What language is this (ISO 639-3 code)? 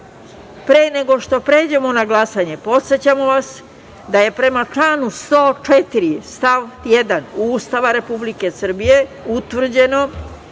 srp